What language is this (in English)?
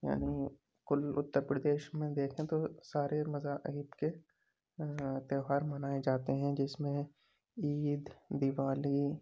Urdu